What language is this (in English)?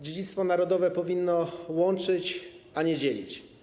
Polish